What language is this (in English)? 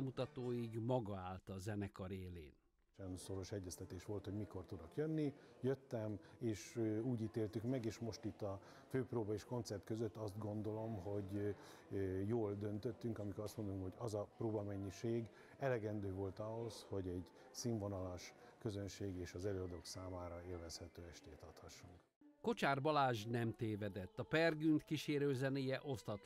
Hungarian